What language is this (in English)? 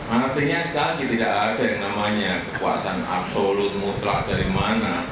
Indonesian